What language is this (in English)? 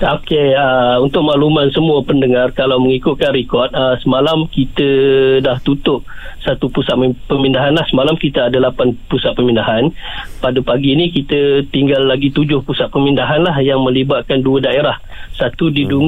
Malay